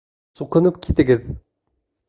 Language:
Bashkir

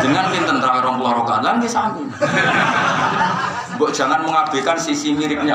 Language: Indonesian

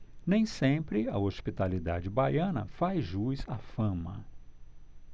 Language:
Portuguese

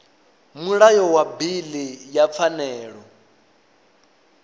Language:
Venda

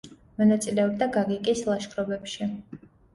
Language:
Georgian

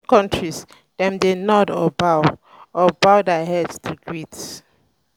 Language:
Nigerian Pidgin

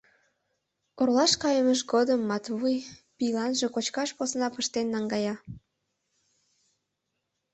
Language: Mari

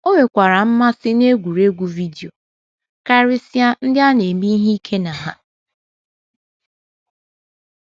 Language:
Igbo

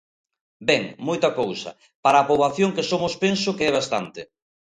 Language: Galician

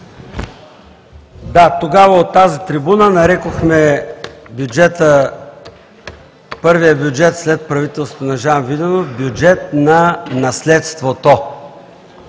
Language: Bulgarian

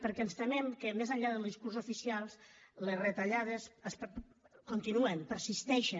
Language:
Catalan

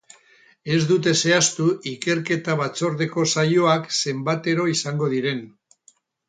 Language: Basque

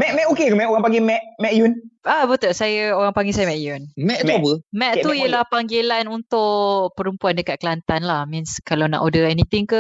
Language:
Malay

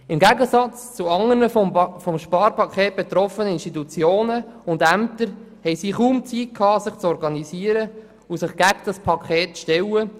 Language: Swiss German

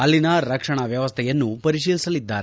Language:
Kannada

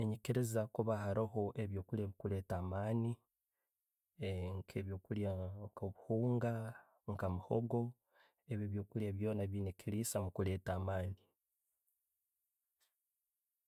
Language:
Tooro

